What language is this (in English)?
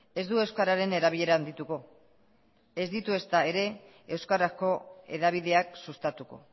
Basque